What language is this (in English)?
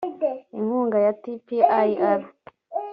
Kinyarwanda